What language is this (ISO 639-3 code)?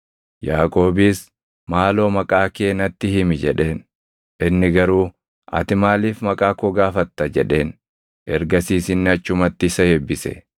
orm